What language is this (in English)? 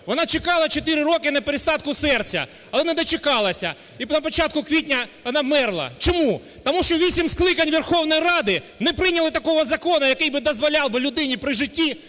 Ukrainian